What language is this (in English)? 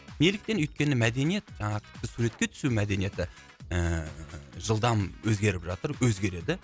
Kazakh